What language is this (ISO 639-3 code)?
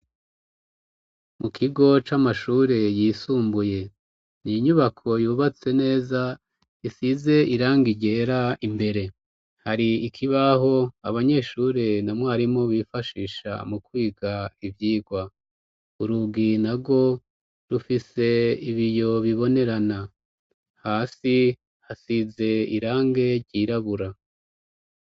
run